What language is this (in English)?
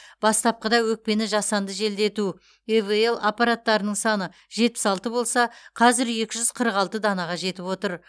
Kazakh